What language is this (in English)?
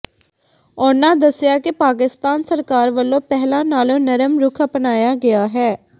Punjabi